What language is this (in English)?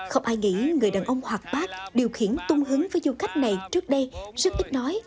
Vietnamese